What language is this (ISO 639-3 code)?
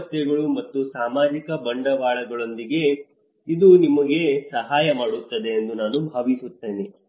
kan